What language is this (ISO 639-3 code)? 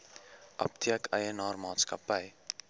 afr